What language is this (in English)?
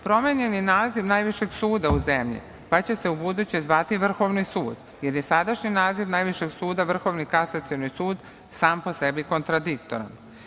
Serbian